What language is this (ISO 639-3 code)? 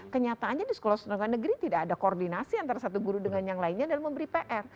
ind